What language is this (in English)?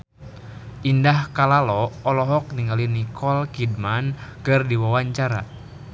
Sundanese